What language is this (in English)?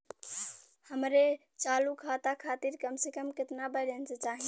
Bhojpuri